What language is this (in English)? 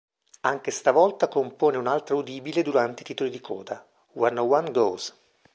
Italian